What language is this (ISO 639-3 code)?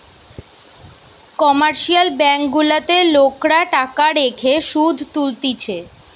ben